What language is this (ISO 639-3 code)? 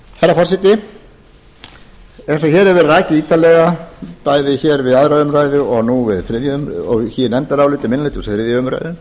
isl